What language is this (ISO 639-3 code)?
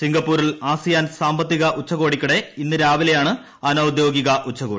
mal